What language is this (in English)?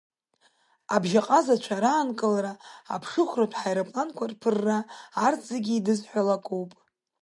Abkhazian